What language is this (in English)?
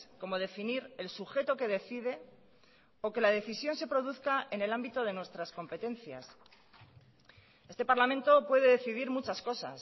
Spanish